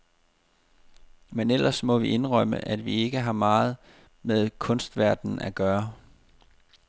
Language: Danish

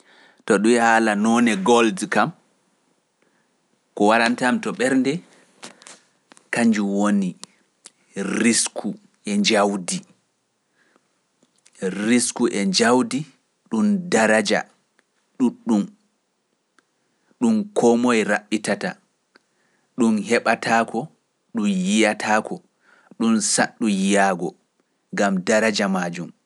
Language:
Pular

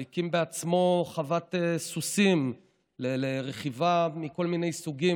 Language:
Hebrew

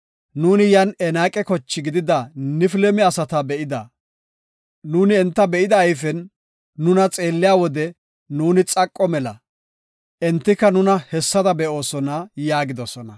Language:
Gofa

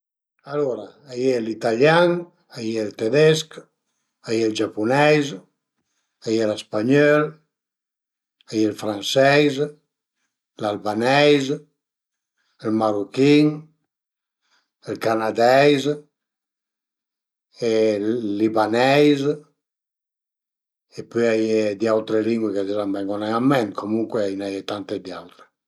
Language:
Piedmontese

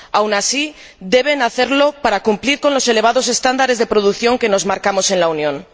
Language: Spanish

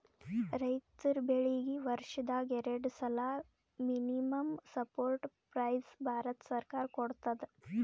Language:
Kannada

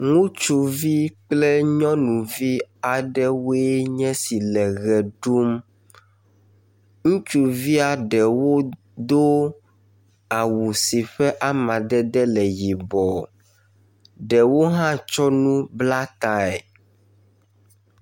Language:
Ewe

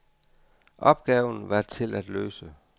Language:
Danish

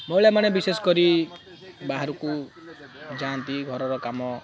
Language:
Odia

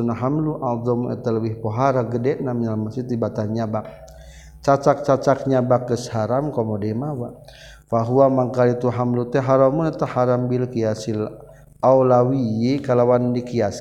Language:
Malay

